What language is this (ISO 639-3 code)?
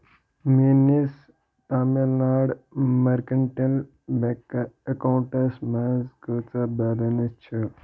kas